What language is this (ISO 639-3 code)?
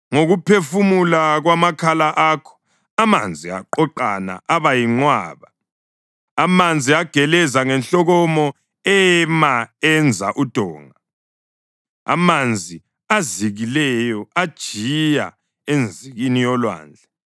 nde